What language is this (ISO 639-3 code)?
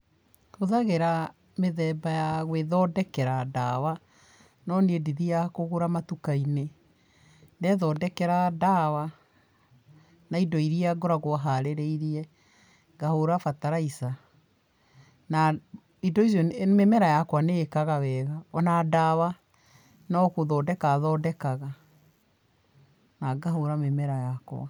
kik